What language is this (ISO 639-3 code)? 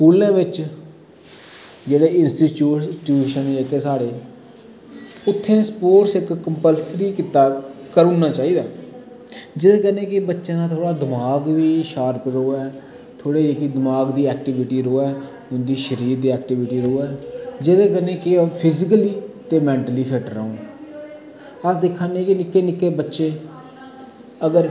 doi